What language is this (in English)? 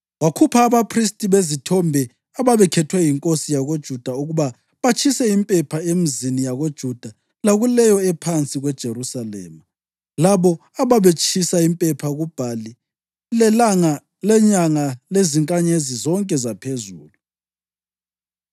North Ndebele